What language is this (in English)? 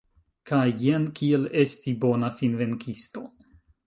Esperanto